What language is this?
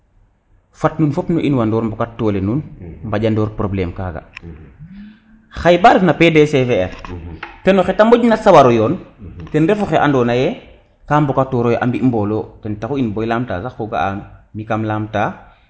Serer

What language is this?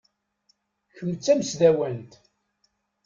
Kabyle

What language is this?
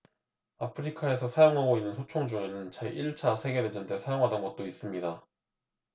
Korean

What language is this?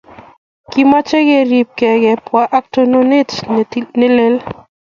Kalenjin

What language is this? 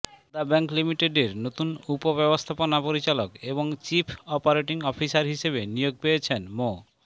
Bangla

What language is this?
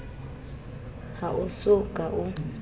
Southern Sotho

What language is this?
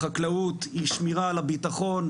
Hebrew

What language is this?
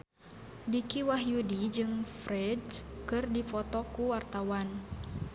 Sundanese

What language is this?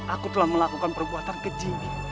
Indonesian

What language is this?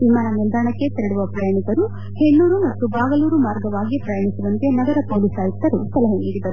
Kannada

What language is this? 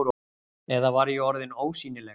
Icelandic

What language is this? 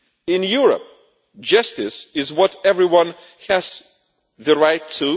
English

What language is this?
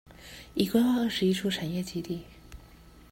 Chinese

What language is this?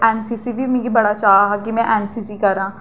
Dogri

